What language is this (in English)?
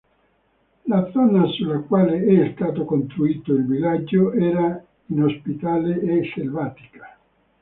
Italian